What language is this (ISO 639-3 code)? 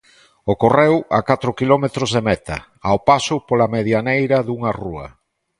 glg